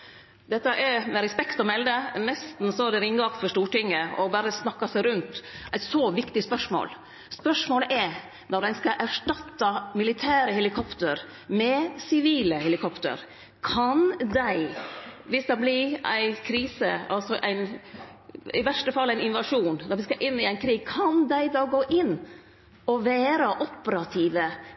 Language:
Norwegian Nynorsk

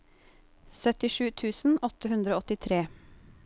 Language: Norwegian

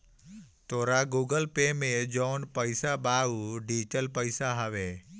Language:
Bhojpuri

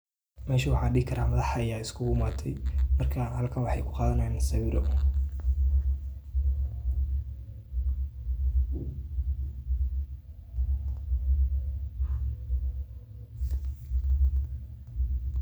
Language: Somali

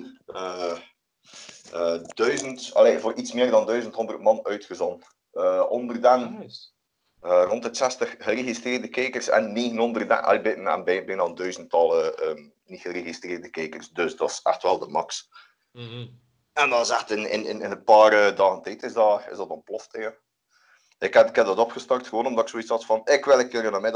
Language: Dutch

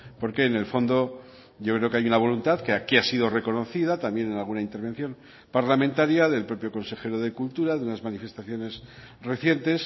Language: Spanish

